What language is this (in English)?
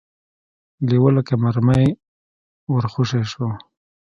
Pashto